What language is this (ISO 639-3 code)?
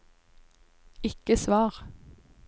nor